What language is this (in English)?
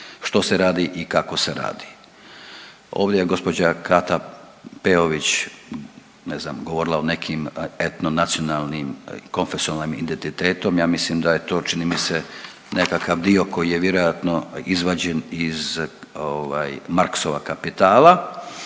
Croatian